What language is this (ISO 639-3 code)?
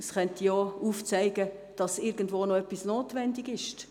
gsw